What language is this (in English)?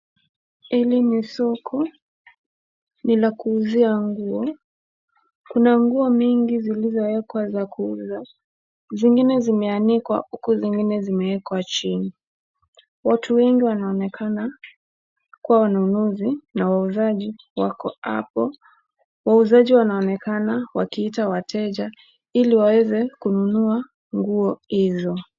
Swahili